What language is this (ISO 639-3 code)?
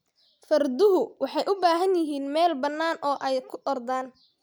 som